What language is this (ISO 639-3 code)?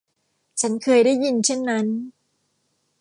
tha